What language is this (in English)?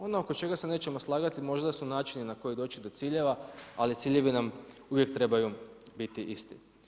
Croatian